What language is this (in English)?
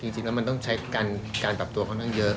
Thai